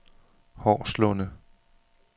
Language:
Danish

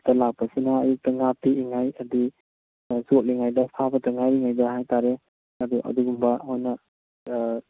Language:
Manipuri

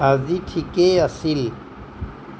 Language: Assamese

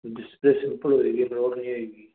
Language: Punjabi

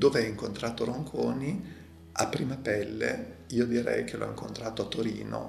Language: Italian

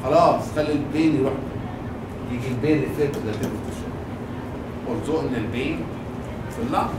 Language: Arabic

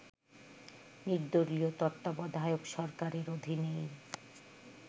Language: Bangla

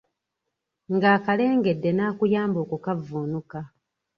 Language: Ganda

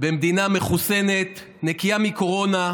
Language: Hebrew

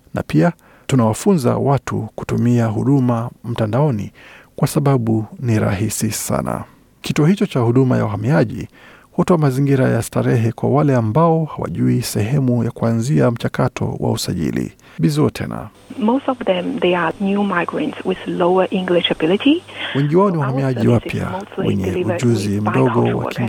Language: Swahili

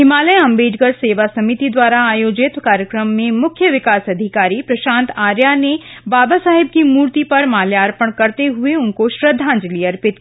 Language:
Hindi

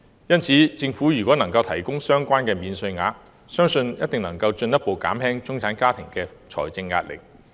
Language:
Cantonese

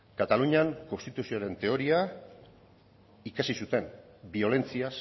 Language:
Basque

